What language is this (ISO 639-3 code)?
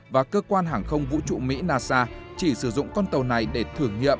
vie